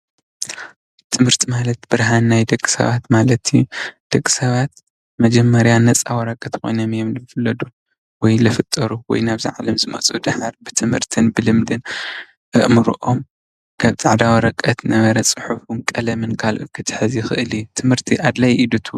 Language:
Tigrinya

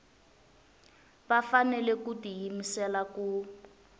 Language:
Tsonga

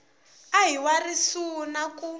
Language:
Tsonga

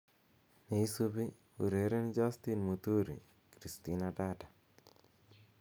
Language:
Kalenjin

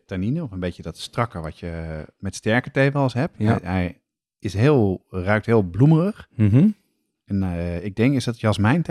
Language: Dutch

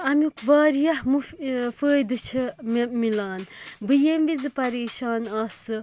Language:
Kashmiri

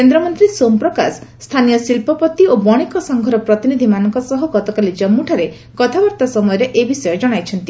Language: Odia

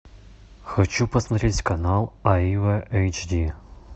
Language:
Russian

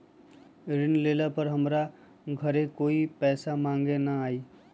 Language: Magahi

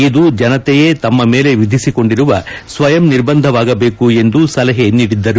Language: Kannada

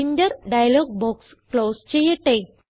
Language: Malayalam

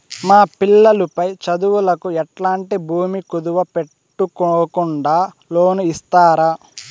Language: Telugu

